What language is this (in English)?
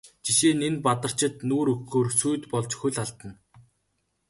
Mongolian